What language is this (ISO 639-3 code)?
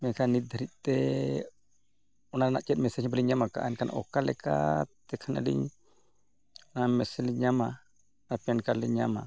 sat